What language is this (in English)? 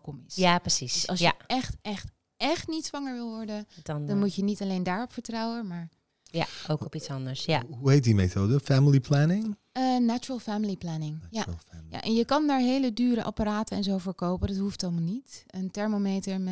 Dutch